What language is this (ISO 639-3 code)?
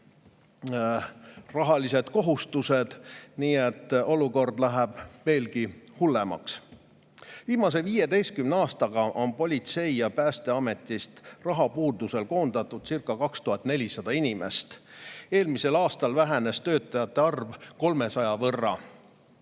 est